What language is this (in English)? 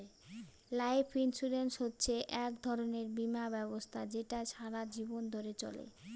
Bangla